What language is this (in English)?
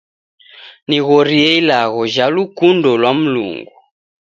Taita